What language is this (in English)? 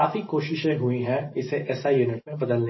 Hindi